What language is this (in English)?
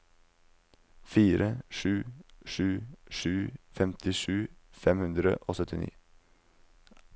Norwegian